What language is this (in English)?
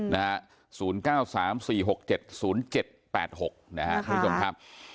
Thai